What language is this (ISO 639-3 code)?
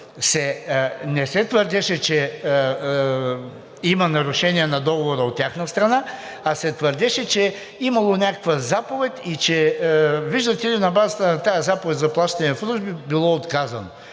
bul